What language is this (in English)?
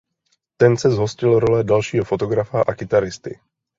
Czech